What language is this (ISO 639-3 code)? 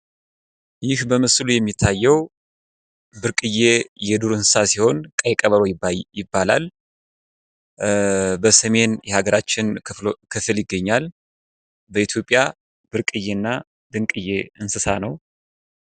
amh